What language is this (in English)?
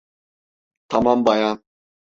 Turkish